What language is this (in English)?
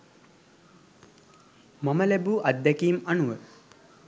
Sinhala